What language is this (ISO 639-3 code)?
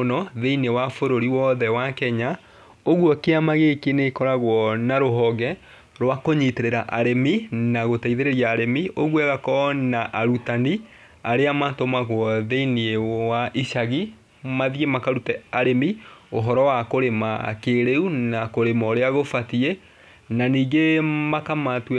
kik